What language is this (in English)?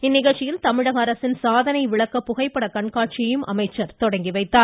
Tamil